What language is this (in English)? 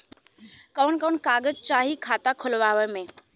Bhojpuri